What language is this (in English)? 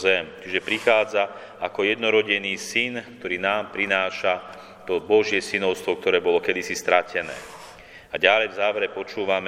Slovak